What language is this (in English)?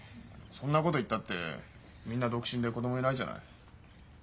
Japanese